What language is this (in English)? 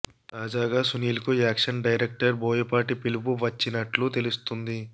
Telugu